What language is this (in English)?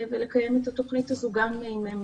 Hebrew